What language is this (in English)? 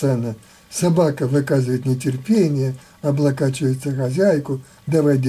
Russian